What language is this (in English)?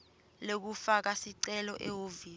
Swati